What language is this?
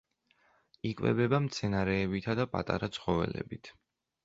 Georgian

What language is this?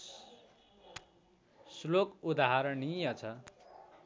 Nepali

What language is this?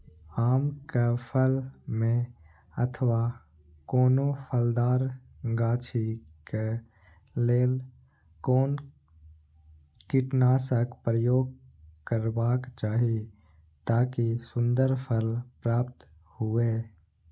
Maithili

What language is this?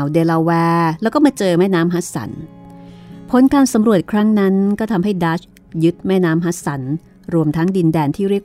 Thai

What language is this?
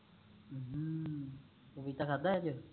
Punjabi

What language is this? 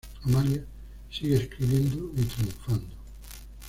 Spanish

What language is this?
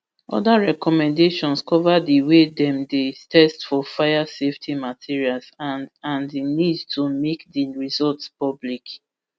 Nigerian Pidgin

